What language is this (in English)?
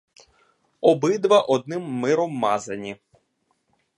Ukrainian